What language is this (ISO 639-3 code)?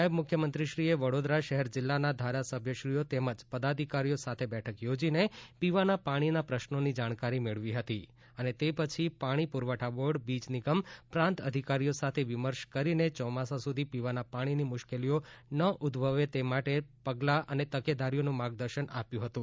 guj